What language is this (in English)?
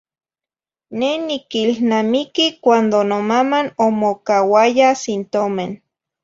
Zacatlán-Ahuacatlán-Tepetzintla Nahuatl